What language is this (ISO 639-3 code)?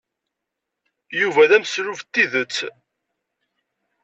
kab